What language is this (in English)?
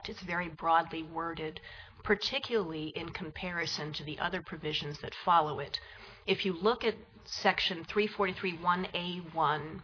English